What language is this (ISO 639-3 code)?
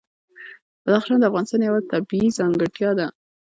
pus